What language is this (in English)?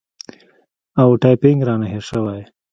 Pashto